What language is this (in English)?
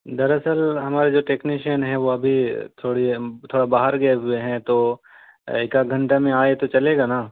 Urdu